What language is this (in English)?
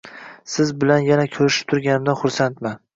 Uzbek